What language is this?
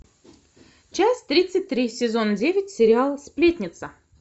Russian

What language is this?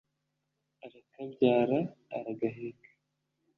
Kinyarwanda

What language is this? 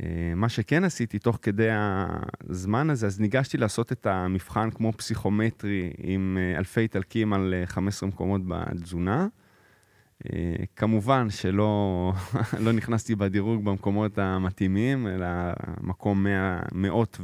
Hebrew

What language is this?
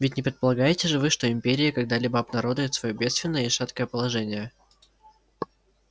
Russian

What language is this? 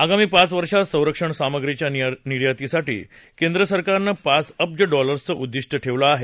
Marathi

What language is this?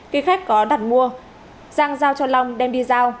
Vietnamese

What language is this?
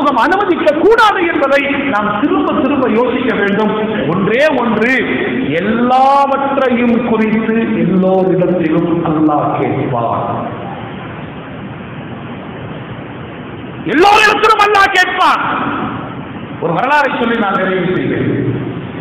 Arabic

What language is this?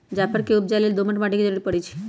Magahi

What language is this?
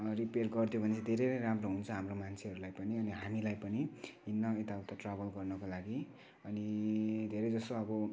Nepali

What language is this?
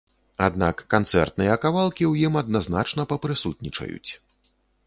Belarusian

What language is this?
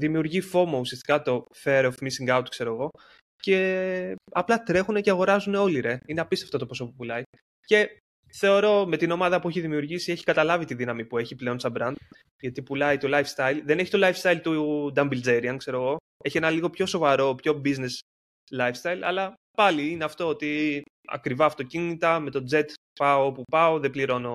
Greek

